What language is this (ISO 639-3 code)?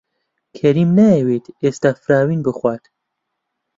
ckb